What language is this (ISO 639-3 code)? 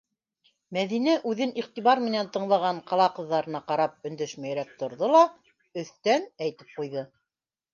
bak